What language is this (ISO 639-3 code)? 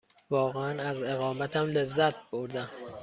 fas